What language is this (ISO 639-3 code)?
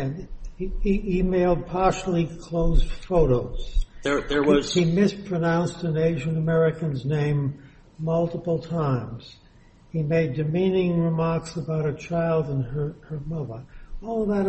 eng